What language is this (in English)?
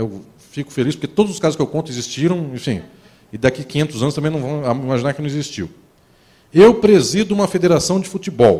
Portuguese